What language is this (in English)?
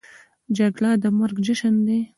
Pashto